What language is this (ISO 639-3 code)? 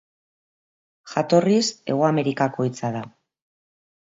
eus